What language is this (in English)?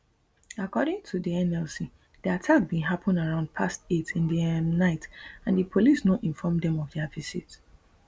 Nigerian Pidgin